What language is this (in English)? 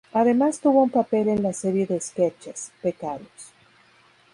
Spanish